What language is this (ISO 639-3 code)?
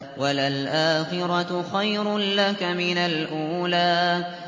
ara